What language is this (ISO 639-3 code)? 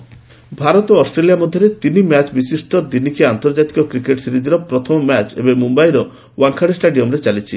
ori